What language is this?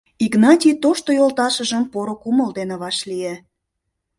Mari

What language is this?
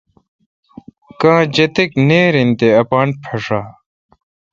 Kalkoti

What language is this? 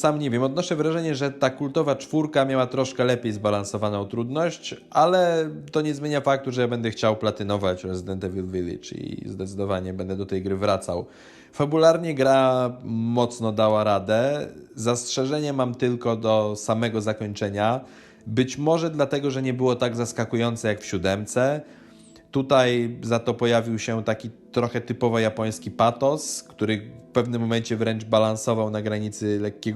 Polish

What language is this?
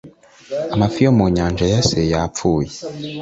Kinyarwanda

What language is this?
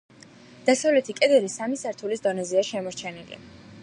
Georgian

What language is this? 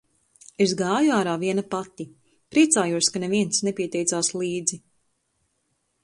Latvian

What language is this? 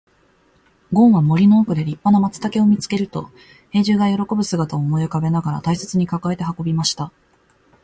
Japanese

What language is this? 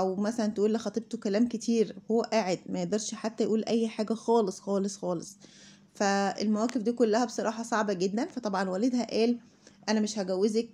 Arabic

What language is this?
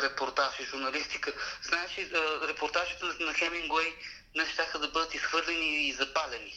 Bulgarian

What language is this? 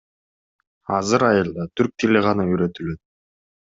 Kyrgyz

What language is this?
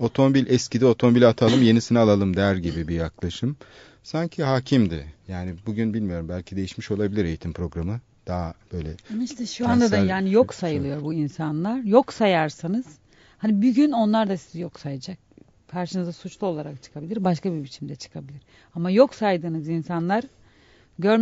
Turkish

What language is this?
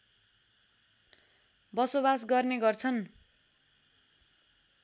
Nepali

